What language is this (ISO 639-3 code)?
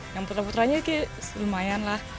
ind